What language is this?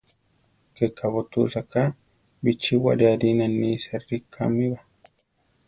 Central Tarahumara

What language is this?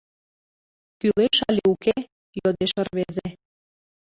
Mari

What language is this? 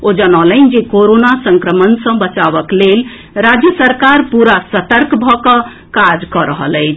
Maithili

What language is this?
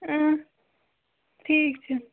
Kashmiri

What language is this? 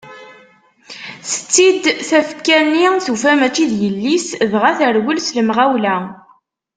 Kabyle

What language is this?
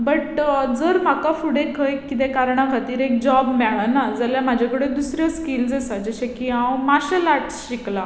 Konkani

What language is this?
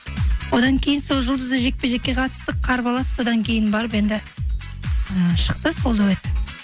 Kazakh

